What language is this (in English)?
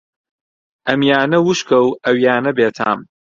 Central Kurdish